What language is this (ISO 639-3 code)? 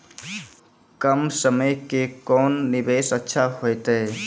mai